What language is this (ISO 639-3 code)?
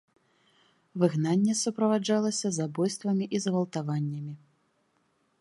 bel